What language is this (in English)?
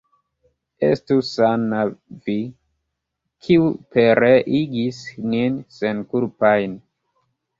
Esperanto